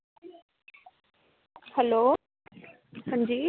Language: Dogri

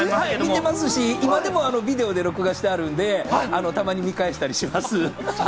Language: Japanese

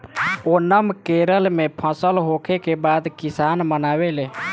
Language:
Bhojpuri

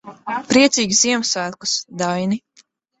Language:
Latvian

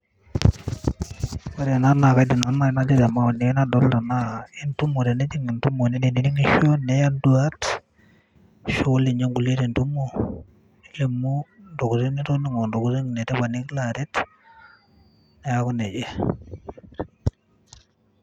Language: Masai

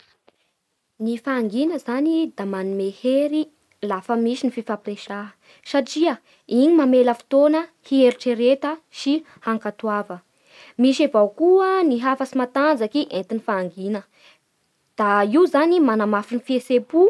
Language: Bara Malagasy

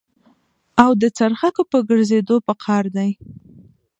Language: Pashto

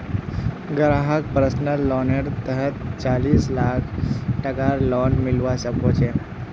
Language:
Magahi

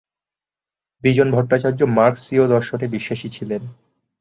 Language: Bangla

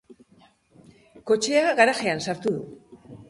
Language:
Basque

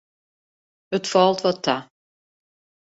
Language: Western Frisian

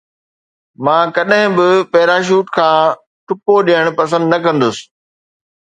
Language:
Sindhi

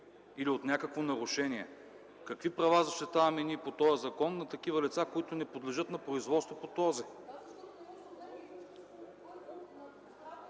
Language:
Bulgarian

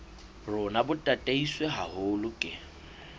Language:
Southern Sotho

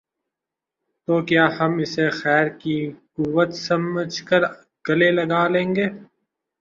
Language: Urdu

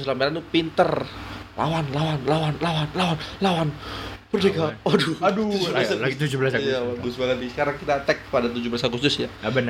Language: Indonesian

